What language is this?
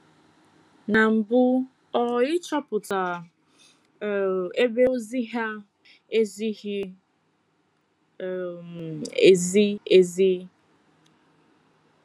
Igbo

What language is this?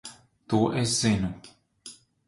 Latvian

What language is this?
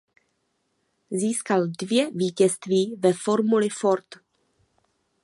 Czech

